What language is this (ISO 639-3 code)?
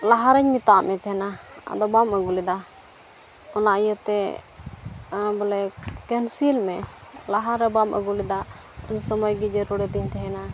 sat